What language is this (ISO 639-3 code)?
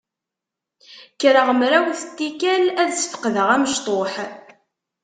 kab